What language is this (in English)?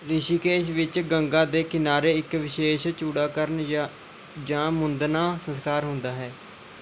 Punjabi